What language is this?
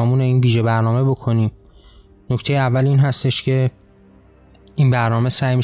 Persian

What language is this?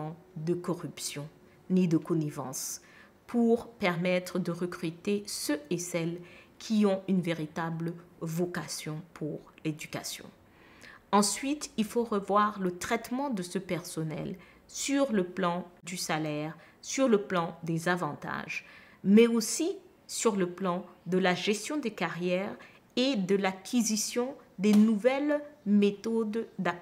French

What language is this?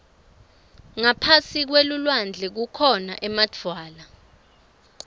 Swati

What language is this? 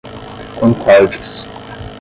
Portuguese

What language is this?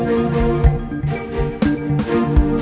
Indonesian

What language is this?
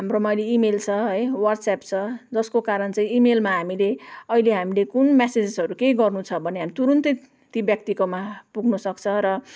Nepali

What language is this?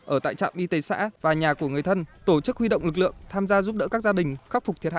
Vietnamese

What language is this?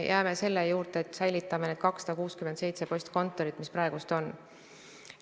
Estonian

